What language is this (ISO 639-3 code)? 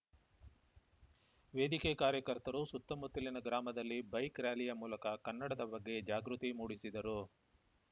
kan